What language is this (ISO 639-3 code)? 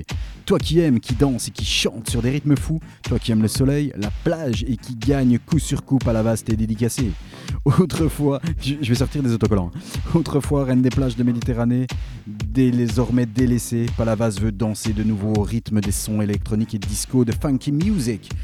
fra